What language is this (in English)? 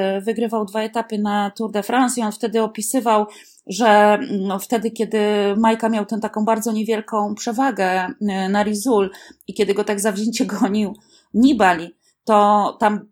Polish